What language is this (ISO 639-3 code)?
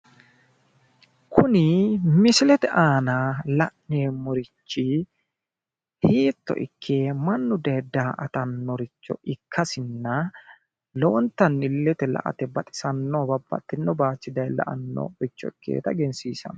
sid